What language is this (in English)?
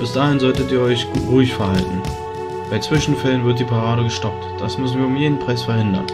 German